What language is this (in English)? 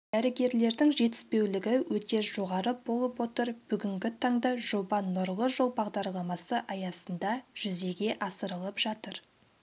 Kazakh